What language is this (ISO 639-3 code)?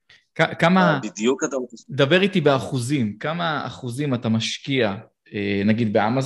heb